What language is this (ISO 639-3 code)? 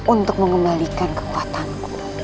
ind